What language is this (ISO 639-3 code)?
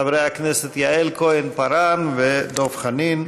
heb